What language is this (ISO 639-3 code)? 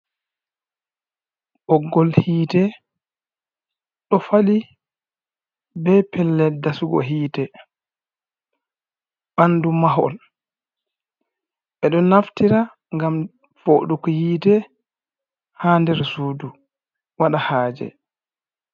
ful